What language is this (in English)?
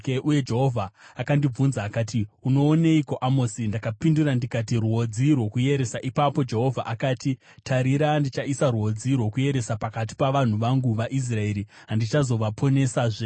Shona